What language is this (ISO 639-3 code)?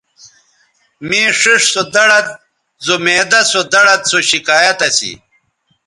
btv